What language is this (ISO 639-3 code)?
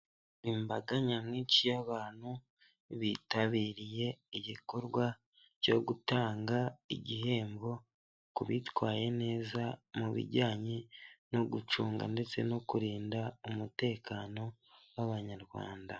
kin